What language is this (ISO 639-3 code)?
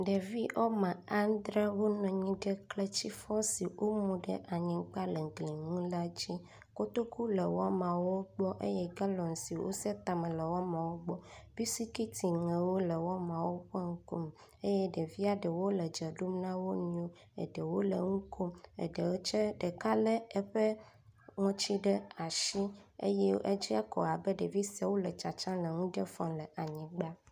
ewe